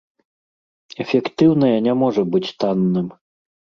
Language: Belarusian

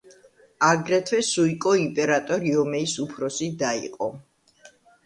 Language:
Georgian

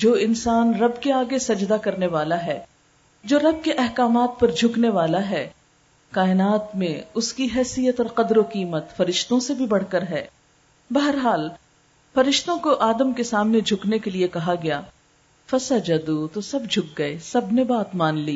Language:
Urdu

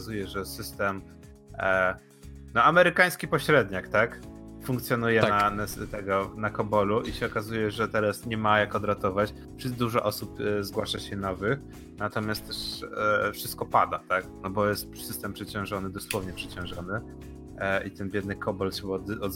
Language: Polish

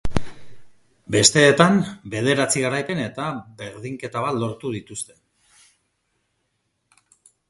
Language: Basque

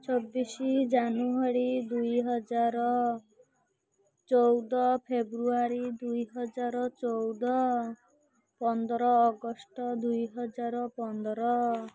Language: Odia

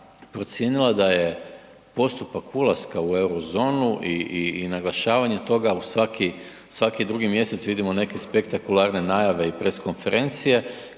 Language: Croatian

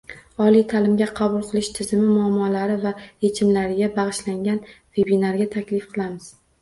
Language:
Uzbek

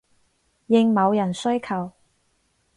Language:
Cantonese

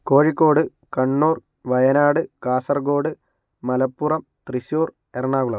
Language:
Malayalam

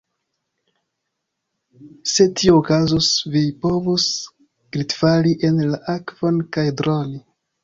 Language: Esperanto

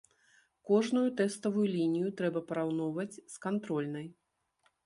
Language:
Belarusian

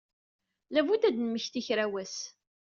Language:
Kabyle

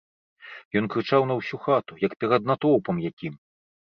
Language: Belarusian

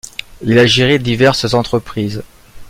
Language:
French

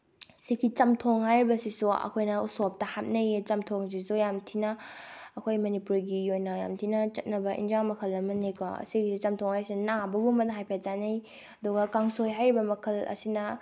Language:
Manipuri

